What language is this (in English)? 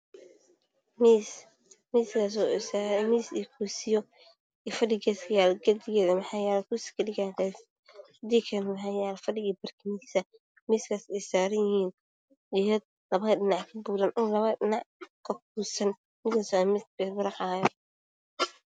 Somali